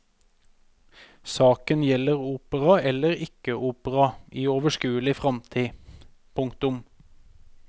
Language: Norwegian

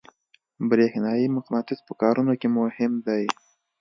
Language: Pashto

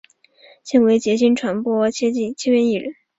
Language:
Chinese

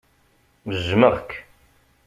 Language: Kabyle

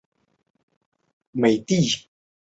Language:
Chinese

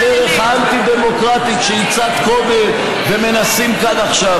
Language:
Hebrew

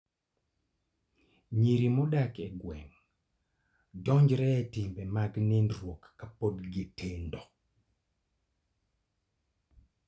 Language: Luo (Kenya and Tanzania)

